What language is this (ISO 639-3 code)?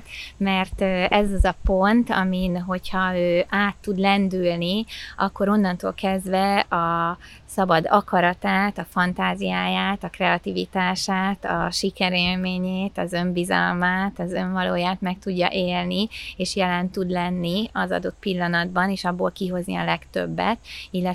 hun